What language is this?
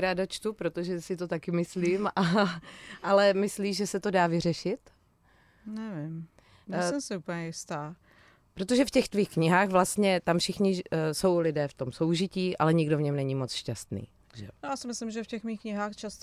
Czech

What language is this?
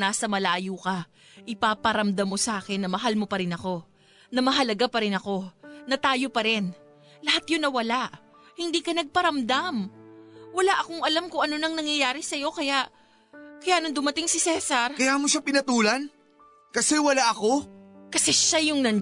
Filipino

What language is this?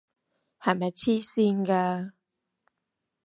Cantonese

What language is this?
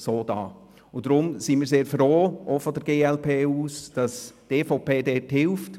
Swiss German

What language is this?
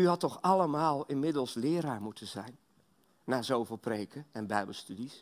Dutch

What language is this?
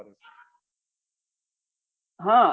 Gujarati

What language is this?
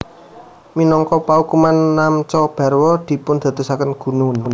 Javanese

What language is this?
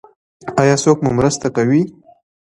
Pashto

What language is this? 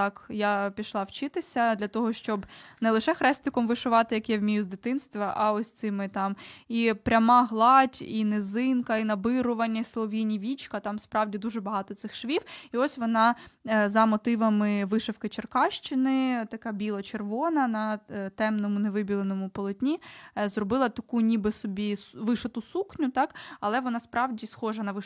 Ukrainian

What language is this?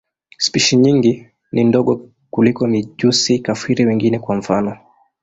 Swahili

